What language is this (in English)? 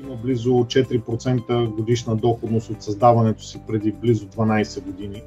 Bulgarian